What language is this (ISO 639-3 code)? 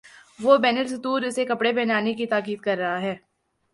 urd